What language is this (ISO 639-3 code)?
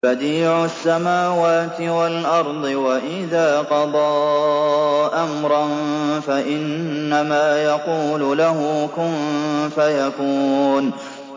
ara